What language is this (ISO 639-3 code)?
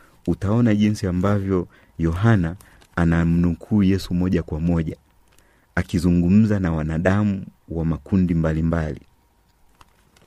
swa